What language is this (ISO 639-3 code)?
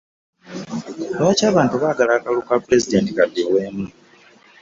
lug